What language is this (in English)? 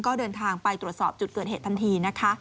Thai